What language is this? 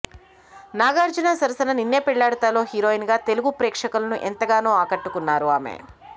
Telugu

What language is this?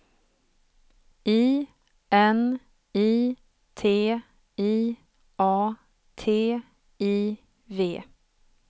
Swedish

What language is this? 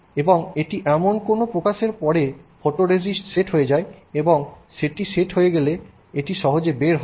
Bangla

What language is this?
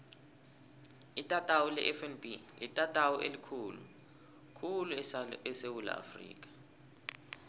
South Ndebele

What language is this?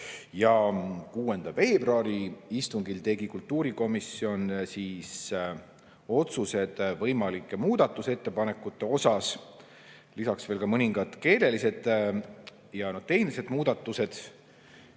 Estonian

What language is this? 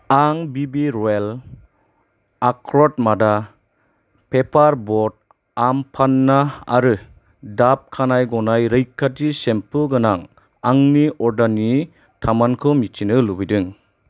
Bodo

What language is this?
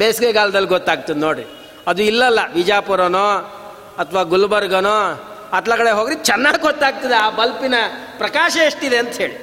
Kannada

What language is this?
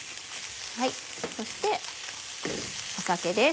Japanese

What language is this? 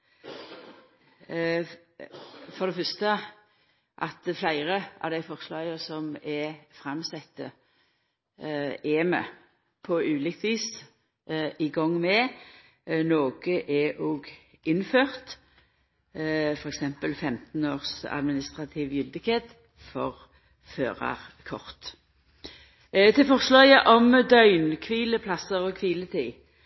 Norwegian Nynorsk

